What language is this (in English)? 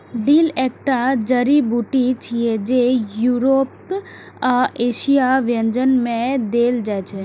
Maithili